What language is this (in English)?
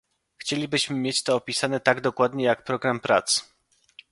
Polish